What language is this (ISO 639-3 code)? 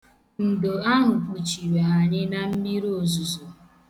ibo